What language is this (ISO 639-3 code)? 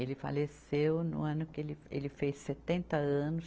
por